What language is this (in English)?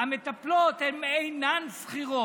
Hebrew